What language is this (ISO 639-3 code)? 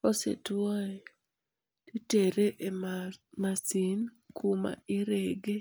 luo